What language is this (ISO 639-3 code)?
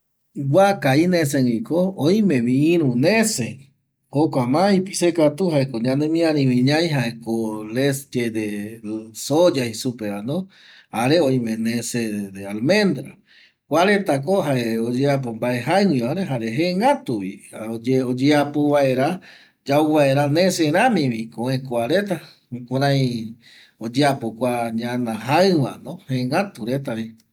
gui